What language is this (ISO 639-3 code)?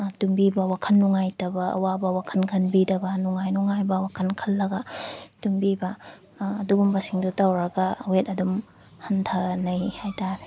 mni